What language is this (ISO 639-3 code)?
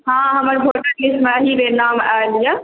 mai